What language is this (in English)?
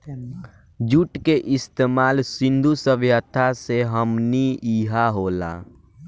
Bhojpuri